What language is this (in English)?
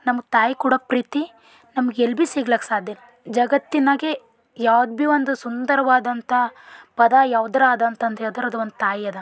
Kannada